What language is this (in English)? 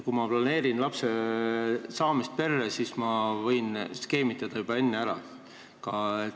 Estonian